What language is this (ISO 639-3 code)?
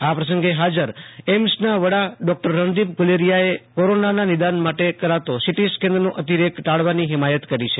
guj